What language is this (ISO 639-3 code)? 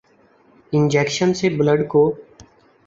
urd